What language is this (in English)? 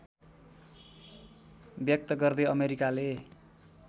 Nepali